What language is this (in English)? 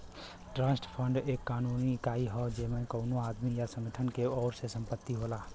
Bhojpuri